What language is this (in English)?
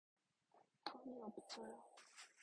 Korean